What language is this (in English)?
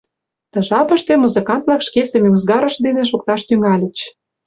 Mari